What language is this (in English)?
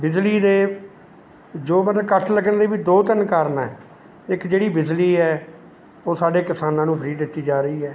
Punjabi